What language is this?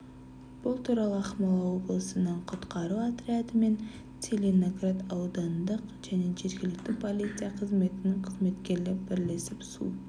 Kazakh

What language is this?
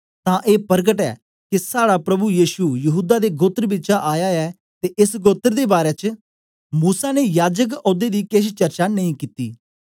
Dogri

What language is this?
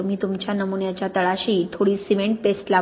Marathi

